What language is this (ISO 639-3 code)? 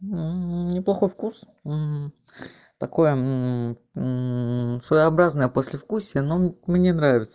rus